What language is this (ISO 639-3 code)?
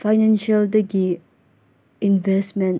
mni